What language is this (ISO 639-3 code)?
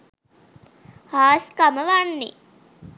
sin